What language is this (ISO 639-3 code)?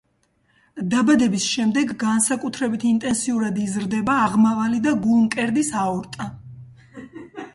kat